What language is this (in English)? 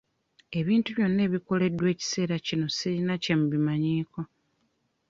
Ganda